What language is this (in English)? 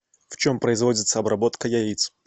Russian